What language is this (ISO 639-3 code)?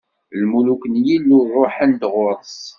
kab